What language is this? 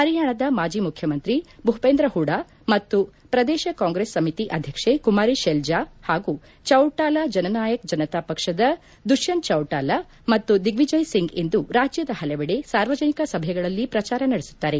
Kannada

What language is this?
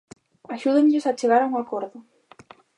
Galician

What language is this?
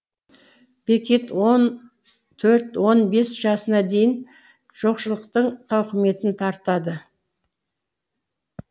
Kazakh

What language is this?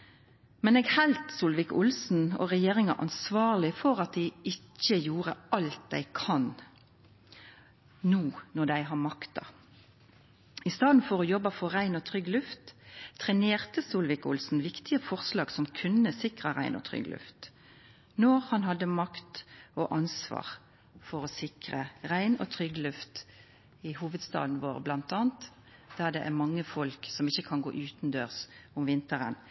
Norwegian Nynorsk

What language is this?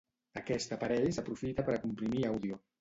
Catalan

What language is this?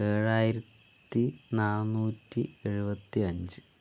Malayalam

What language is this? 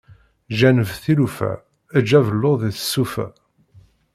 Kabyle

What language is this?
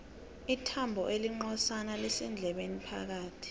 South Ndebele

